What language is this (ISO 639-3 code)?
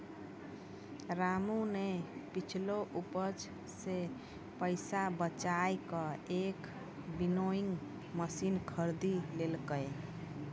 mai